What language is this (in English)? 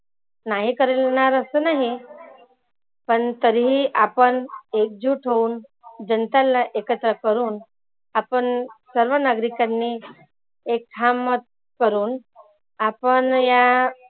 Marathi